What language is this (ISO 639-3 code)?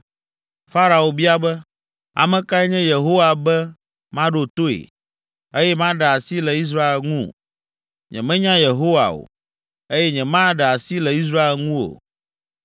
ewe